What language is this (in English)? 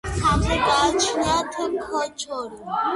Georgian